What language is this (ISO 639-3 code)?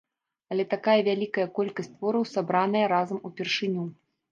bel